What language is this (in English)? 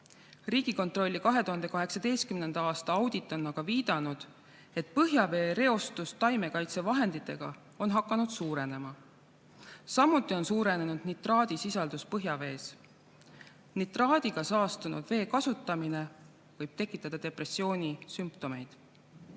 Estonian